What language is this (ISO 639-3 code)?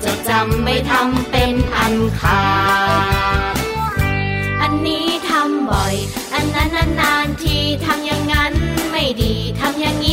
tha